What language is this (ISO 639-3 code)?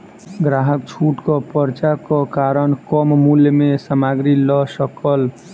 mai